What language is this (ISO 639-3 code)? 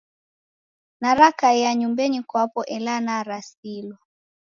dav